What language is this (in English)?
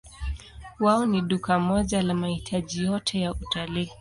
Swahili